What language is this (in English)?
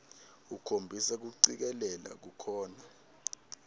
Swati